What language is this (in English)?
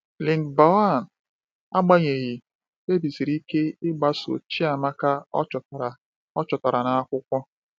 Igbo